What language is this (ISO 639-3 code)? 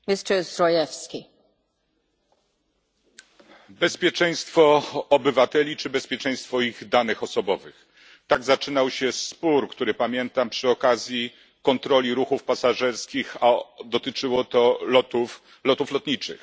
pol